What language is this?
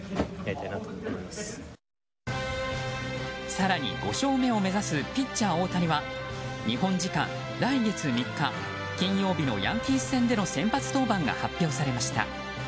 Japanese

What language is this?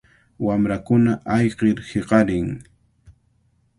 Cajatambo North Lima Quechua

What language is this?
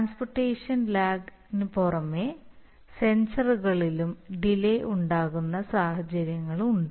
Malayalam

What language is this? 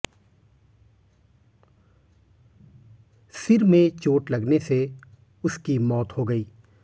Hindi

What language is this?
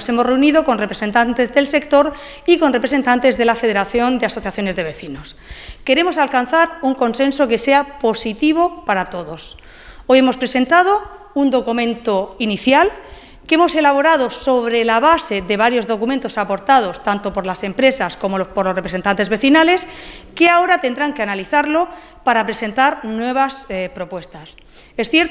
Spanish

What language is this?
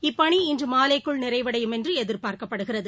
Tamil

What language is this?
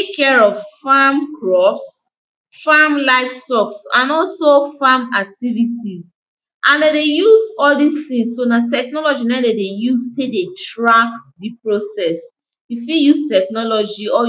Nigerian Pidgin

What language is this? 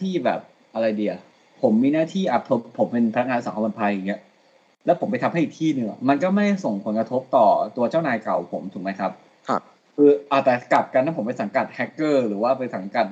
Thai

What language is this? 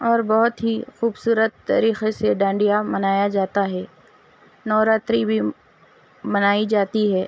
Urdu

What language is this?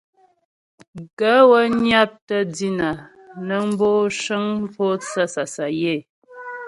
Ghomala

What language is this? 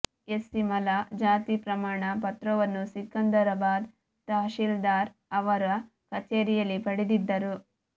Kannada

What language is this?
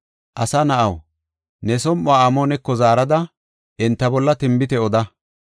Gofa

